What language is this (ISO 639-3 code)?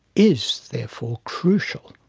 eng